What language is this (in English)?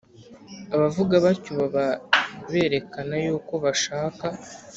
Kinyarwanda